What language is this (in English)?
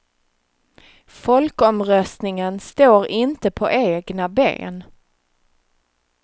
Swedish